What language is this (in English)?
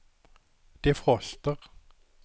Swedish